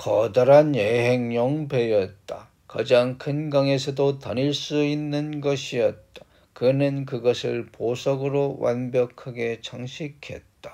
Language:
Korean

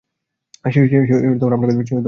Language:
Bangla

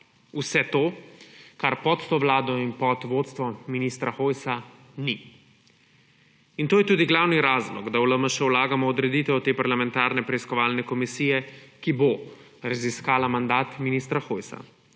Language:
Slovenian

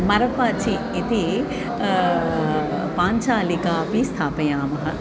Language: Sanskrit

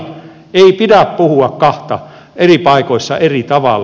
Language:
Finnish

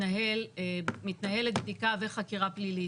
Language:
Hebrew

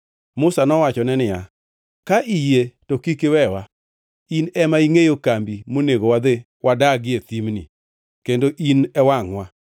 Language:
Luo (Kenya and Tanzania)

